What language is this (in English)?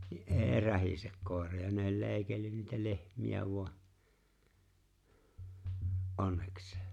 Finnish